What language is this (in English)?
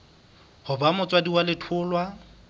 Southern Sotho